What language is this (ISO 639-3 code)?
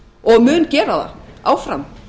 isl